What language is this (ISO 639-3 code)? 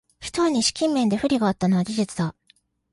jpn